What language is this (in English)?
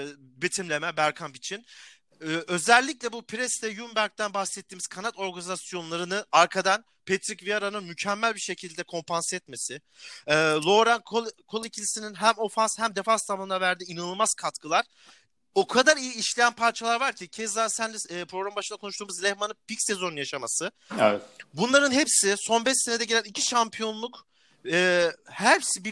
Turkish